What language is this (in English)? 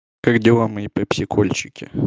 Russian